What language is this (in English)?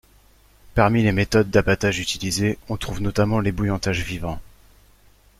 French